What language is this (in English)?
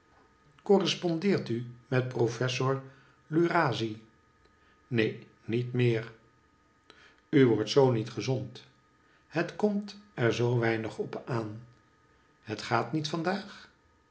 Dutch